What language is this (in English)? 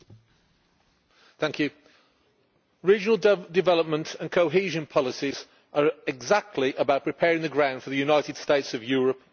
English